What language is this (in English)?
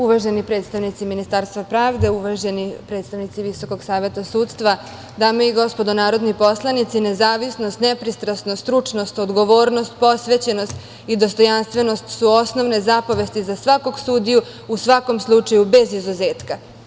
Serbian